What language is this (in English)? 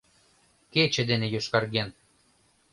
Mari